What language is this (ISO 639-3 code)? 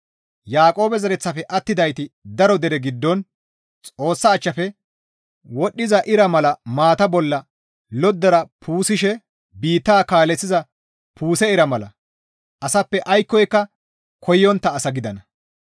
gmv